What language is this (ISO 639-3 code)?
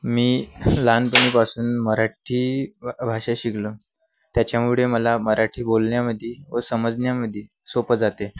mar